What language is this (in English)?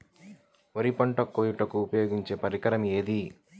Telugu